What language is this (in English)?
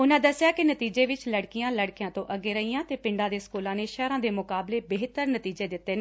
Punjabi